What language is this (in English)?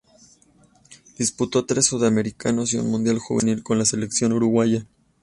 Spanish